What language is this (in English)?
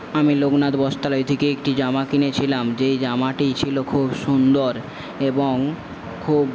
Bangla